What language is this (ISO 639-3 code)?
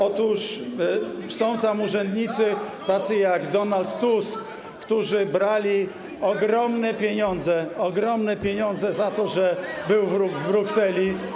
pol